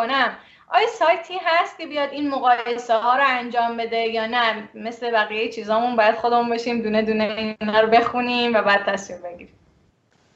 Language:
Persian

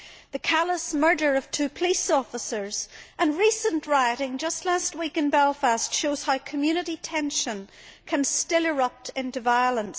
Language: English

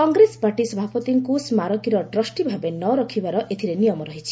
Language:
Odia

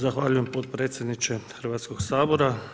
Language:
Croatian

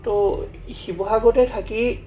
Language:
Assamese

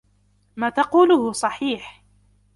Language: Arabic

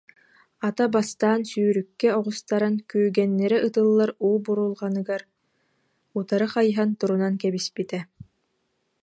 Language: Yakut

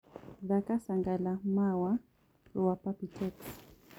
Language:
Kikuyu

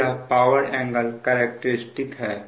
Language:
Hindi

